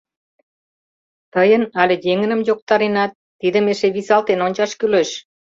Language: Mari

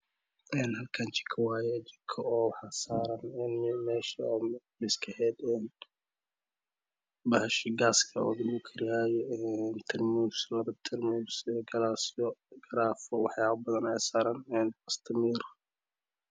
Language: Somali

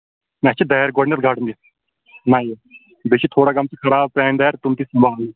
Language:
Kashmiri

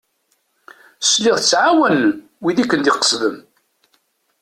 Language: Kabyle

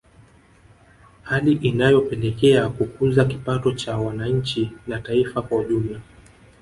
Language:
Swahili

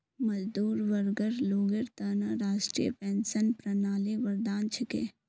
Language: Magahi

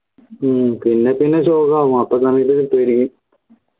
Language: Malayalam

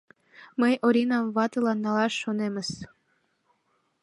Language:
Mari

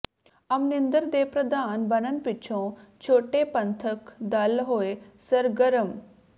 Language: Punjabi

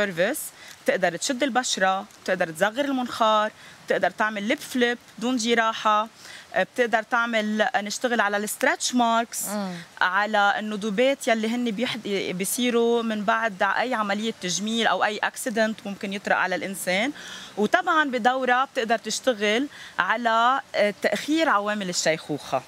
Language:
Arabic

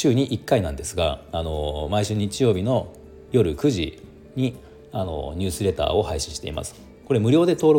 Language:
Japanese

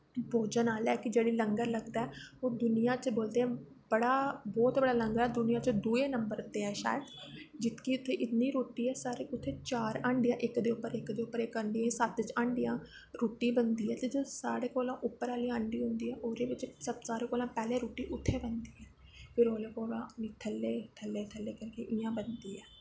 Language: Dogri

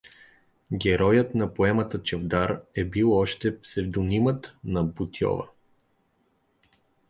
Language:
Bulgarian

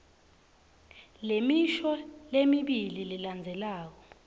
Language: Swati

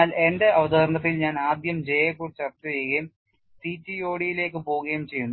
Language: Malayalam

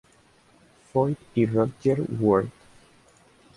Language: Spanish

